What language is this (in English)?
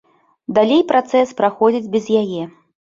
Belarusian